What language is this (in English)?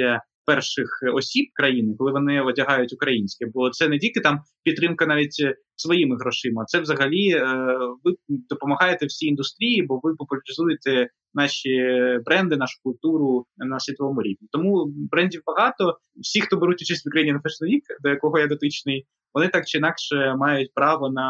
Ukrainian